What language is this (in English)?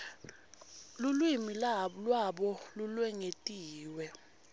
Swati